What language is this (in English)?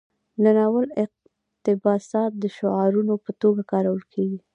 Pashto